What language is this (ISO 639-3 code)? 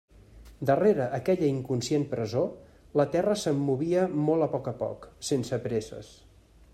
cat